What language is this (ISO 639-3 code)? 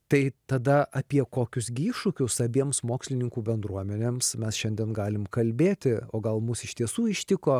lit